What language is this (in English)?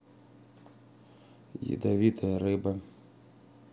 Russian